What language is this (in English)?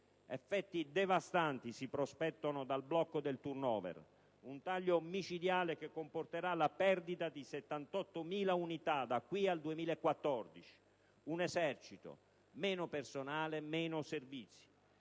Italian